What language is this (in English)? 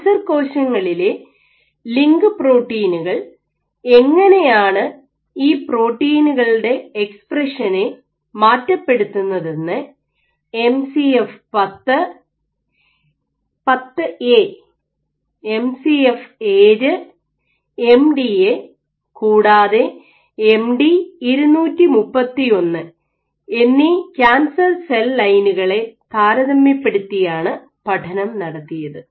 Malayalam